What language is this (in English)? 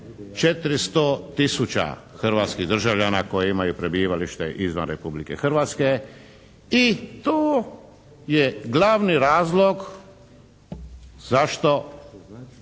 Croatian